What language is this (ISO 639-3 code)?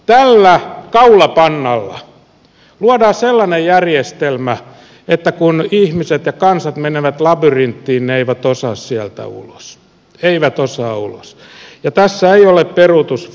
fin